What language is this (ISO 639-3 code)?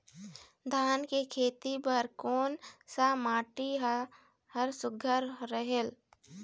hne